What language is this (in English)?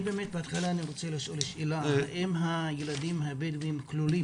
Hebrew